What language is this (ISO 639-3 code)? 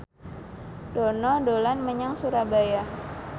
jav